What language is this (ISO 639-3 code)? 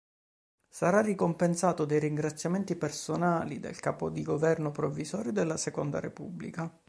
ita